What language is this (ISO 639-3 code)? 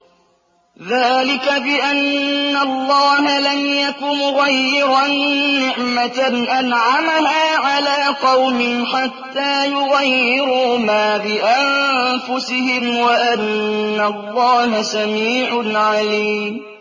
ara